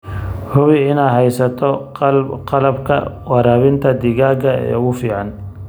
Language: Somali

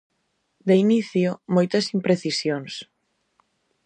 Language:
Galician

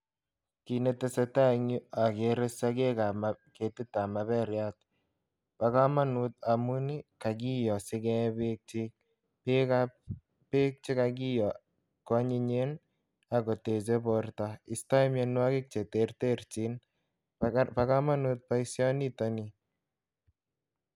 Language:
Kalenjin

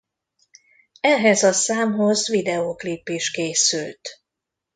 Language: Hungarian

